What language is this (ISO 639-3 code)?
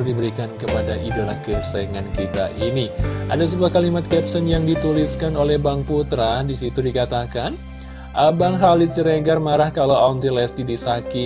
ind